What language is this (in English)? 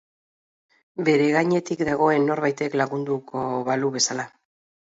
Basque